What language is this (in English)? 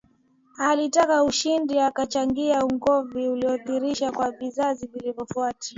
Swahili